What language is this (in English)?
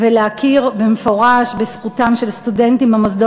Hebrew